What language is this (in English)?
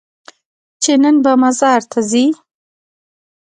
Pashto